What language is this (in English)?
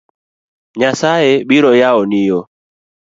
Luo (Kenya and Tanzania)